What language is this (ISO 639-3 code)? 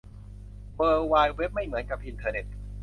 tha